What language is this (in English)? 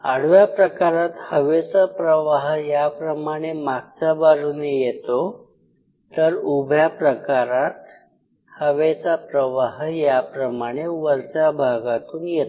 Marathi